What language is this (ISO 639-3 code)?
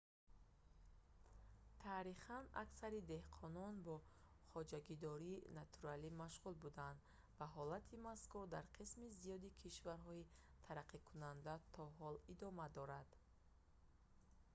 tgk